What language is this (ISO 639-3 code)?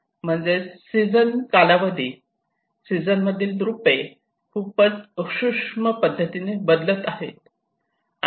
mar